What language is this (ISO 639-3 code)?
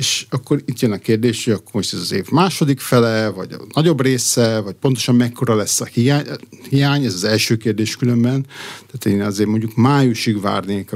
hun